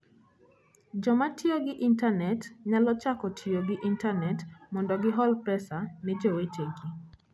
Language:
Luo (Kenya and Tanzania)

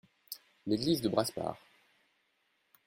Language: French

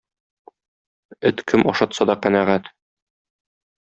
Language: Tatar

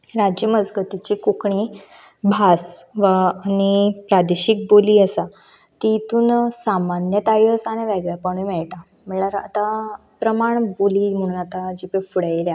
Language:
Konkani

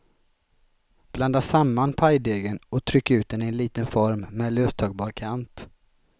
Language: Swedish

